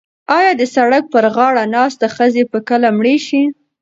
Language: Pashto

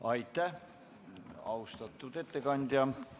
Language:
Estonian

